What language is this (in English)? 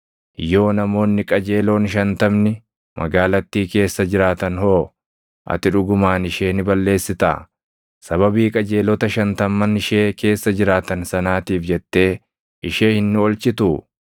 Oromo